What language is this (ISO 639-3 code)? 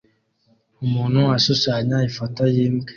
kin